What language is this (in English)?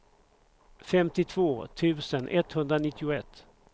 Swedish